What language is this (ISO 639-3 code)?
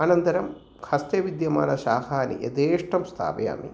san